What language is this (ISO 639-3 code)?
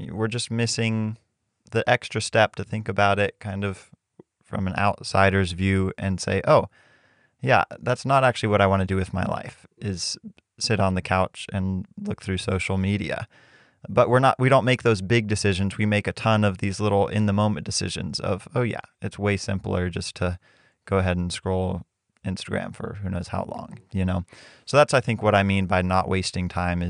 eng